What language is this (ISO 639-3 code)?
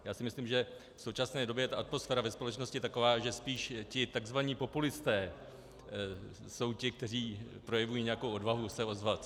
ces